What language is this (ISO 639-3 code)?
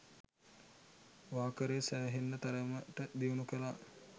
sin